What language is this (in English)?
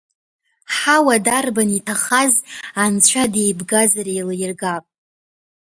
Abkhazian